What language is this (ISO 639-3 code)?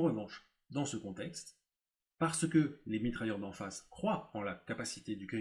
fra